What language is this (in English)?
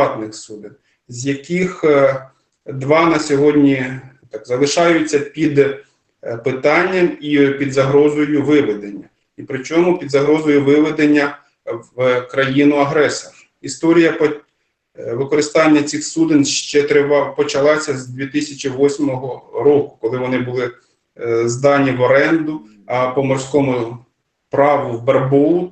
Ukrainian